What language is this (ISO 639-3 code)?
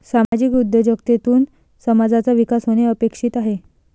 mar